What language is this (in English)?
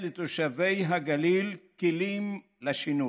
Hebrew